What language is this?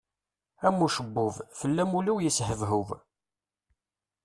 Kabyle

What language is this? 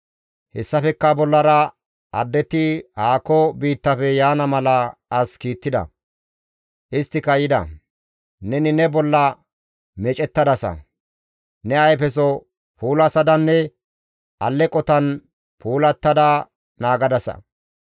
Gamo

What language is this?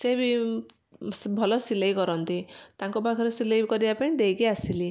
Odia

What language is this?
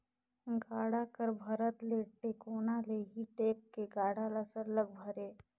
Chhattisgarhi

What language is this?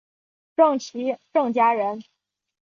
Chinese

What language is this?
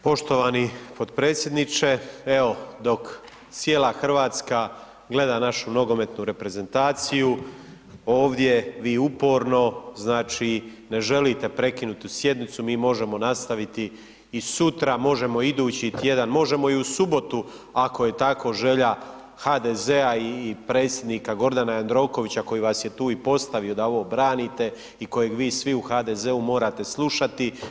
Croatian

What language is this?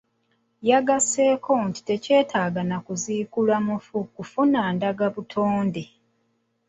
Ganda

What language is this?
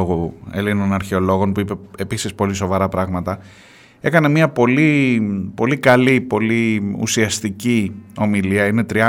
Greek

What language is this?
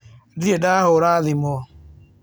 Kikuyu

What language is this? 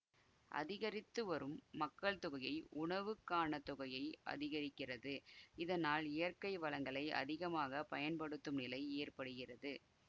Tamil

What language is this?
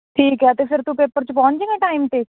Punjabi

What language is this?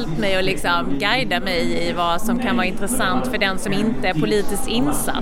Swedish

